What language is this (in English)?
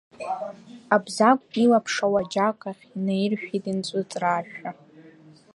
Abkhazian